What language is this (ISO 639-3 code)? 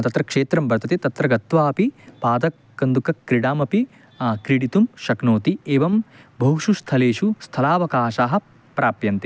san